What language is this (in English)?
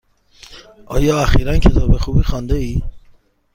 Persian